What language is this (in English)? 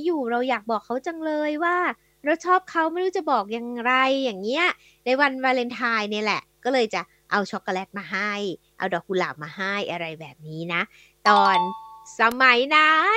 Thai